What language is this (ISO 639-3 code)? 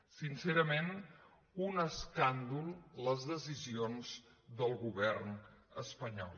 cat